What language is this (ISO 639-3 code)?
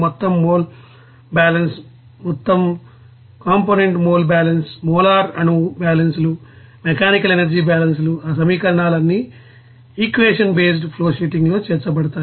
tel